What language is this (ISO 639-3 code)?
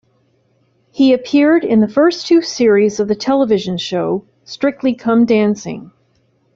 eng